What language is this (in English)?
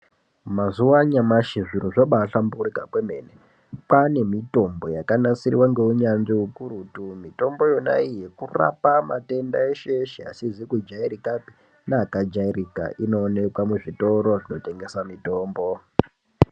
Ndau